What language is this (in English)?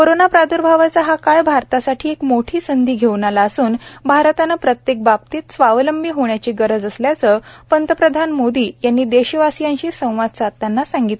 Marathi